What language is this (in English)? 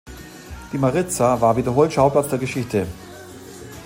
German